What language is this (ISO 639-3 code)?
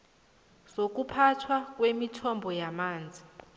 nbl